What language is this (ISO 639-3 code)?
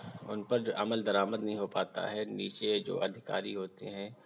urd